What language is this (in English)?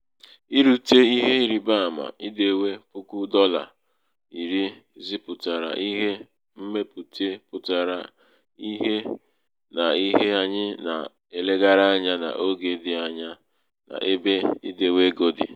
Igbo